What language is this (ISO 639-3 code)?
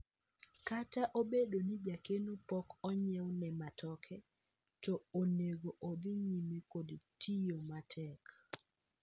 luo